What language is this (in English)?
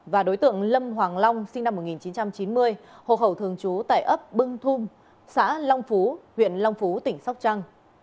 Vietnamese